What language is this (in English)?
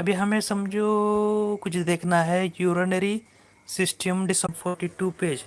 Hindi